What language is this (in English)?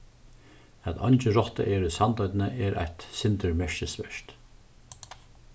Faroese